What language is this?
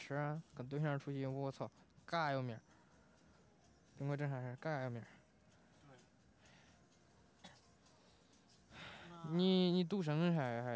Chinese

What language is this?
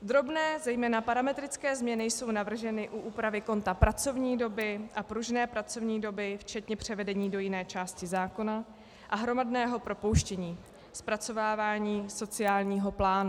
Czech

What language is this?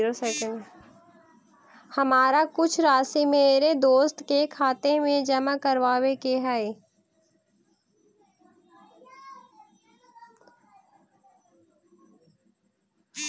Magahi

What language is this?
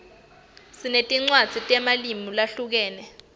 Swati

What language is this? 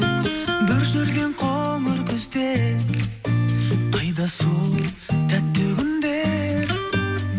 Kazakh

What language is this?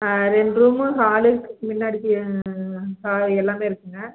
Tamil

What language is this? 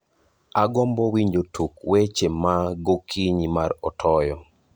Luo (Kenya and Tanzania)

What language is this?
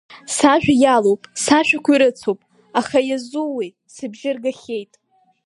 Abkhazian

